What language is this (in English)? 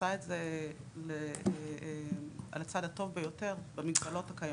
Hebrew